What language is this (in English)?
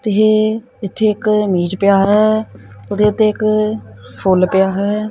Punjabi